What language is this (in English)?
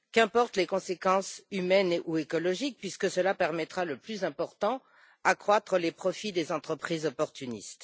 French